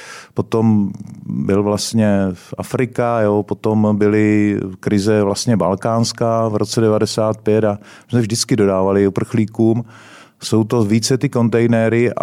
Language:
Czech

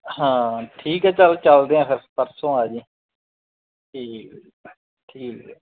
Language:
Punjabi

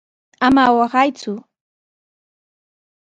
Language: Sihuas Ancash Quechua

